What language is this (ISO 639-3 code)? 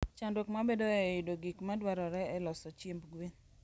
luo